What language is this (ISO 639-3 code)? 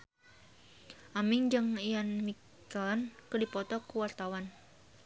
sun